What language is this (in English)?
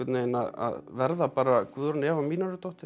Icelandic